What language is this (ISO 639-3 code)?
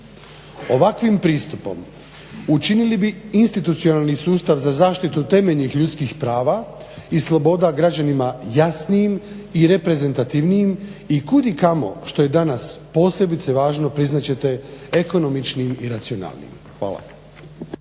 hrv